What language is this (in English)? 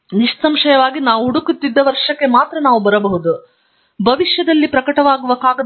Kannada